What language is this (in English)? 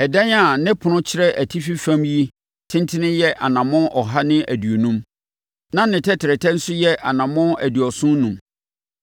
Akan